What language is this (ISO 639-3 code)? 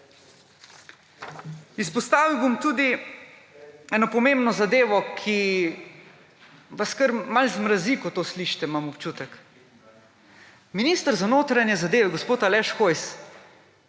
slv